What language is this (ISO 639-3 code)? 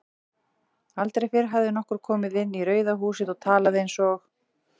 isl